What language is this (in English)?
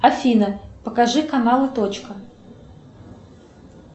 Russian